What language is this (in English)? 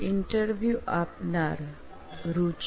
Gujarati